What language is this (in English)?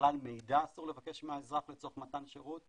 Hebrew